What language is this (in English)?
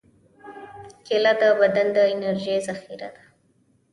Pashto